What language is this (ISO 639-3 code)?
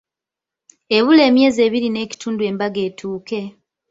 lug